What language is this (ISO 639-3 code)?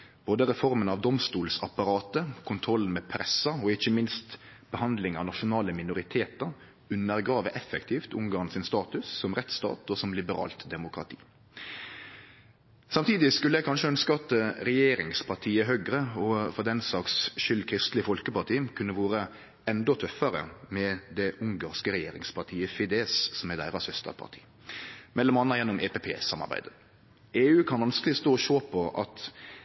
nno